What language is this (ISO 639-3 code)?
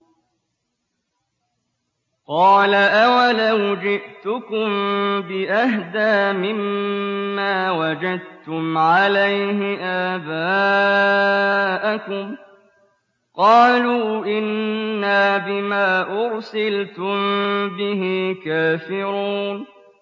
ara